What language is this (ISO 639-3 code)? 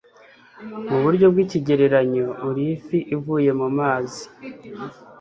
kin